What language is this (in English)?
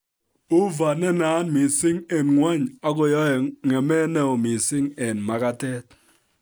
Kalenjin